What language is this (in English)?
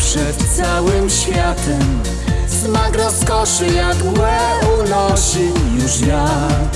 Polish